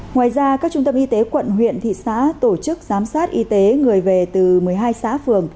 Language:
Vietnamese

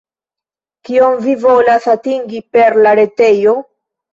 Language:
Esperanto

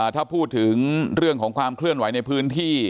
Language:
Thai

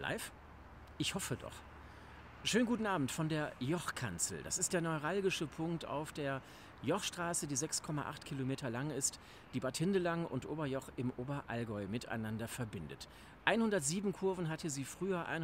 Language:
German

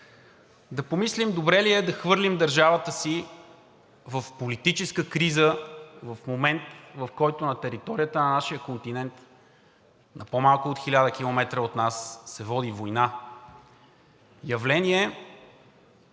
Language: Bulgarian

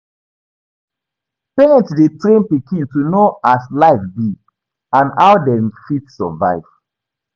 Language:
Nigerian Pidgin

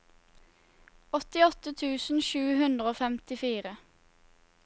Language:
Norwegian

